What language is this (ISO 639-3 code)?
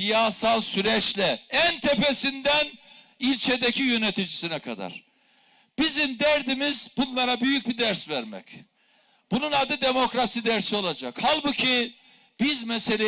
tur